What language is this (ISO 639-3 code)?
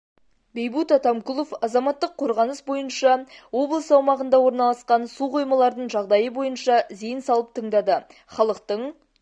kaz